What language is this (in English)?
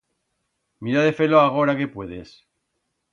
Aragonese